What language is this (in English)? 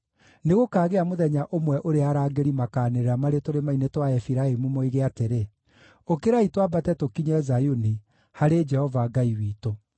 Kikuyu